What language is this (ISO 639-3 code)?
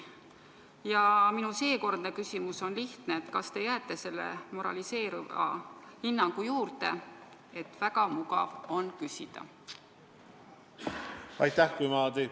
est